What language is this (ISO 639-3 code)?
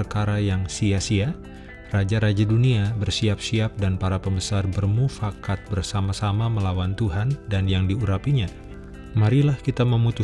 ind